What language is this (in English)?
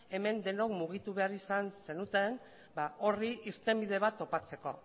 Basque